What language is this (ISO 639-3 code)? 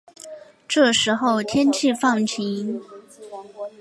zho